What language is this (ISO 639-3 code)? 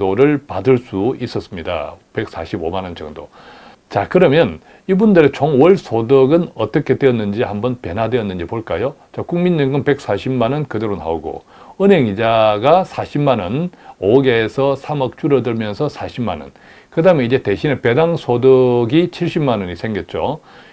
kor